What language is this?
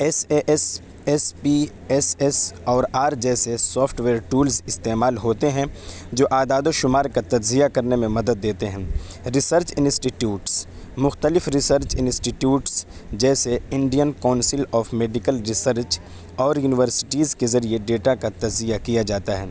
Urdu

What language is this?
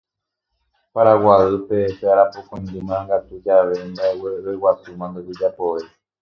Guarani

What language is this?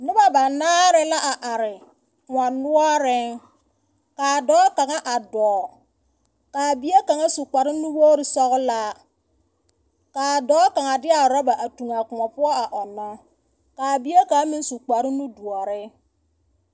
Southern Dagaare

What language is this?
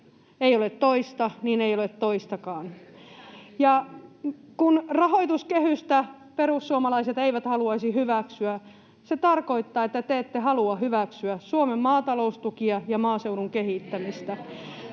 Finnish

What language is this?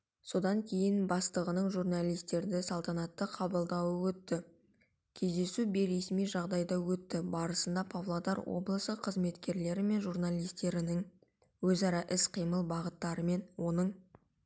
Kazakh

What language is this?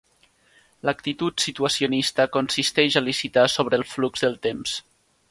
Catalan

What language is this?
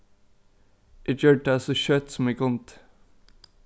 Faroese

